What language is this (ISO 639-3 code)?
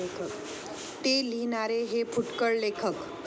mar